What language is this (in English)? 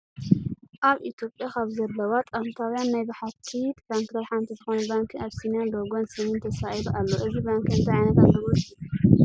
Tigrinya